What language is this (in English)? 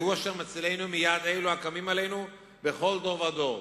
Hebrew